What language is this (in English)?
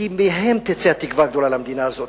Hebrew